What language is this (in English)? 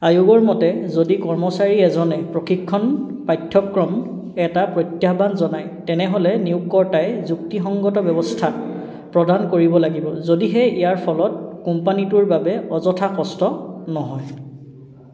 Assamese